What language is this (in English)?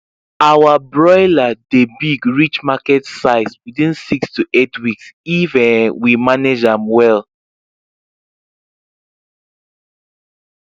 Nigerian Pidgin